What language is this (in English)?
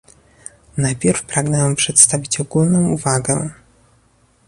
Polish